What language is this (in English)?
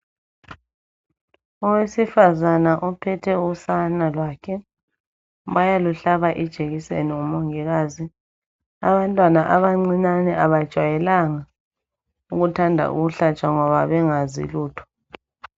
North Ndebele